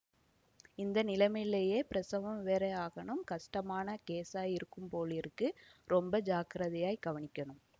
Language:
Tamil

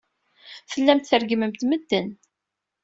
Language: Kabyle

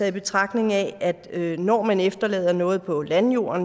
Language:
Danish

